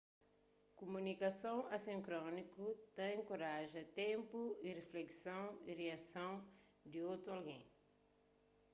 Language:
Kabuverdianu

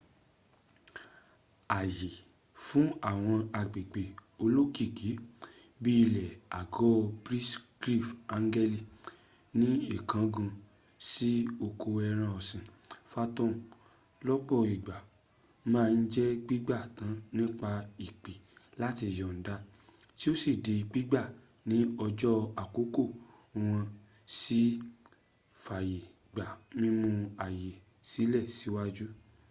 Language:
Yoruba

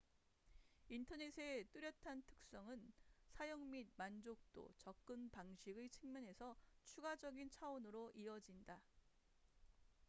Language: Korean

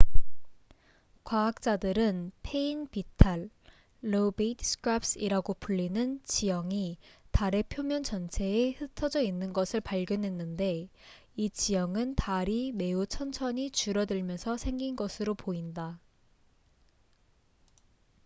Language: Korean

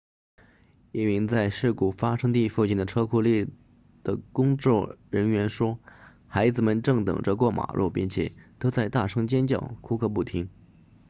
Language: Chinese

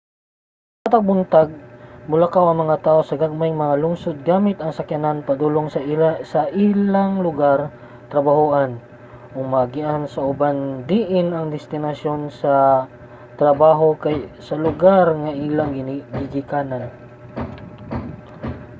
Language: Cebuano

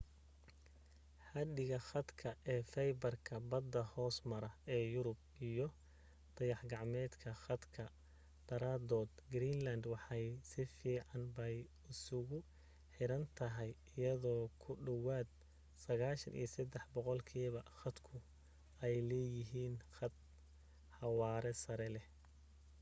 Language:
Somali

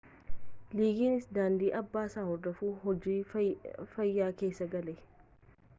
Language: Oromo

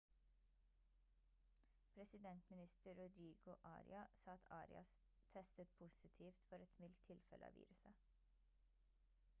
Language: Norwegian Bokmål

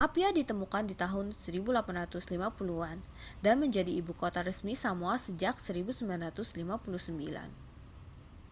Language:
Indonesian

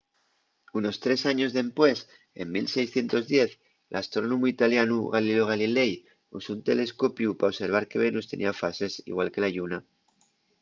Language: Asturian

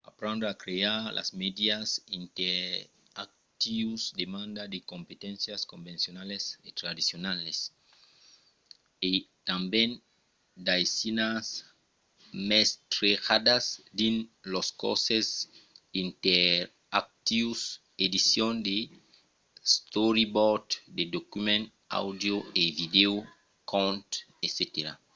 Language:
Occitan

